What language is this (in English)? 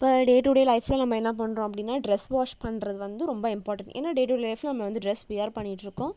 Tamil